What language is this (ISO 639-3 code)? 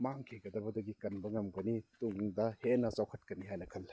mni